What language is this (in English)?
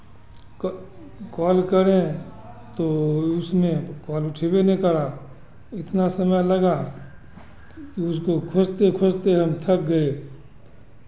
Hindi